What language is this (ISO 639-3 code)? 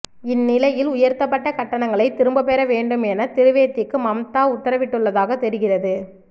tam